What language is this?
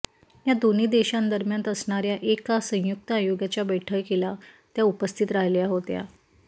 Marathi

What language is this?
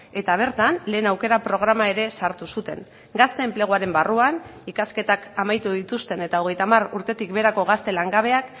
Basque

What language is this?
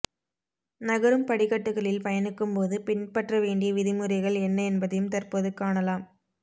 Tamil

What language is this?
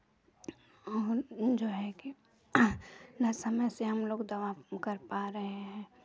Hindi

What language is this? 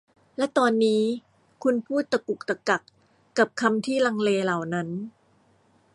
Thai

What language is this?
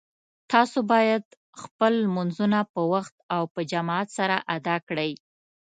Pashto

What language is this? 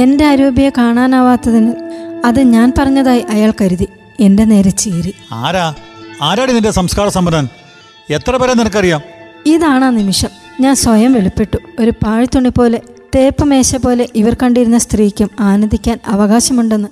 Malayalam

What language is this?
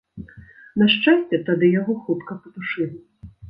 Belarusian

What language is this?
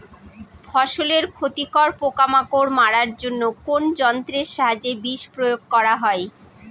Bangla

